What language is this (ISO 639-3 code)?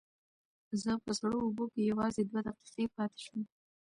pus